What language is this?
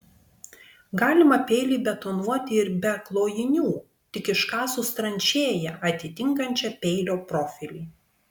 Lithuanian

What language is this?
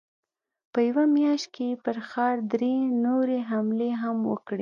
Pashto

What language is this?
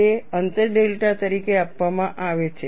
Gujarati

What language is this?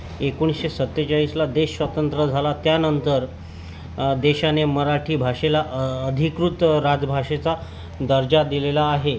Marathi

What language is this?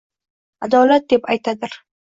Uzbek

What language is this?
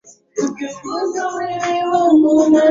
Swahili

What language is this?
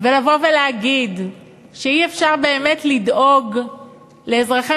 Hebrew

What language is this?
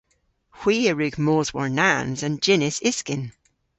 Cornish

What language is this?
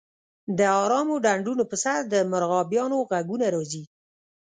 Pashto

